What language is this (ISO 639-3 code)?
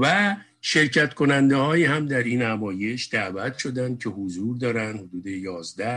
fas